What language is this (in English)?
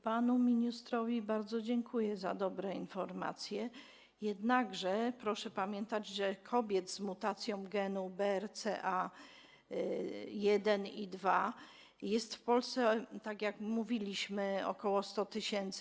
Polish